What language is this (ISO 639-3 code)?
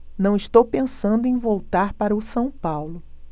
por